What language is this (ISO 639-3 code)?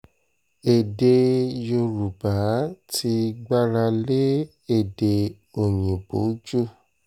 yor